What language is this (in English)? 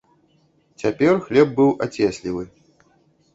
Belarusian